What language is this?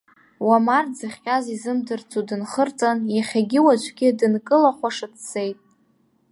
Abkhazian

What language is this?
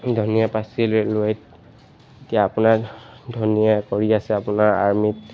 Assamese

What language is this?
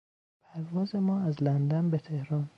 Persian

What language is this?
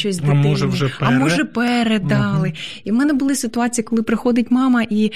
Ukrainian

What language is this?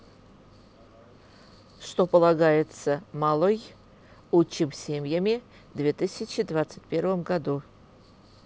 Russian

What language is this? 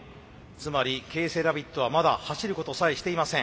Japanese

